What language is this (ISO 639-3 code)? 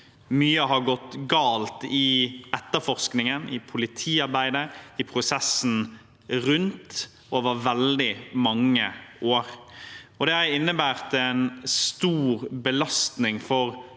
nor